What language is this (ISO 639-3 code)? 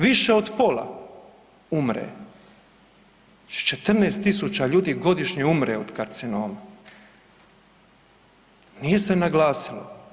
hrv